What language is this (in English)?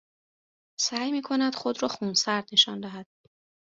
Persian